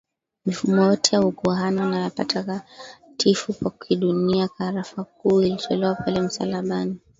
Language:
Swahili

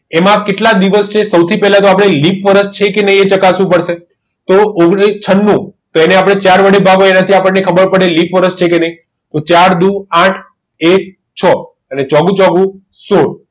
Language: Gujarati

